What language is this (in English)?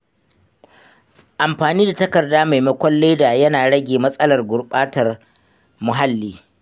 Hausa